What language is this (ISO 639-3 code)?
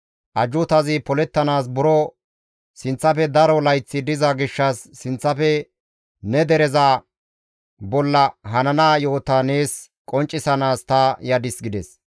gmv